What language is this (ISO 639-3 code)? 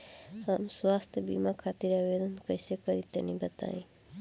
bho